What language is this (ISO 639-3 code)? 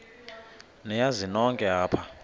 xho